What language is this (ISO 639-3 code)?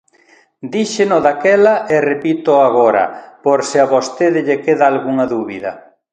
glg